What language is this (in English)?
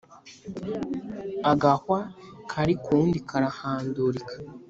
Kinyarwanda